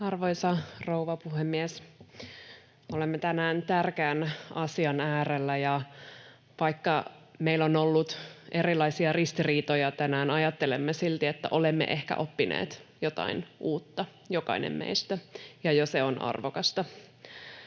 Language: Finnish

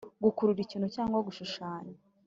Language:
Kinyarwanda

